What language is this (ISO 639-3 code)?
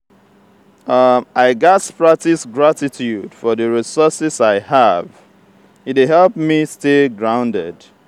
pcm